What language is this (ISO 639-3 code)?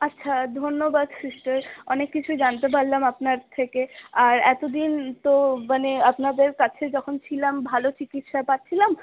ben